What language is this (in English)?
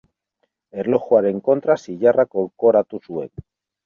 Basque